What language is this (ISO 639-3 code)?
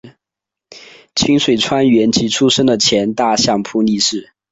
zho